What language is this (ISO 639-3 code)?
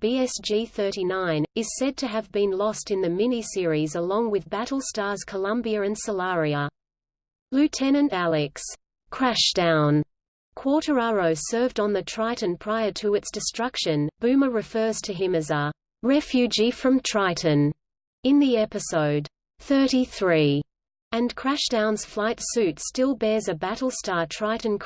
eng